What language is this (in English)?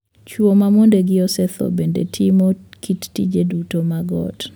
Luo (Kenya and Tanzania)